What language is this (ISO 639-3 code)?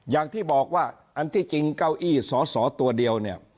tha